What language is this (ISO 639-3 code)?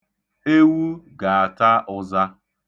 ibo